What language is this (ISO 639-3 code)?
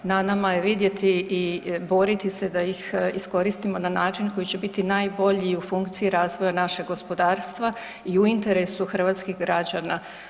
hrv